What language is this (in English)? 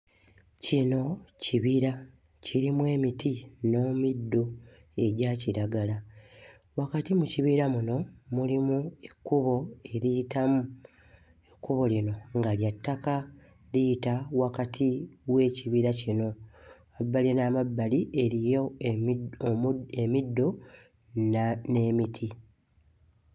Ganda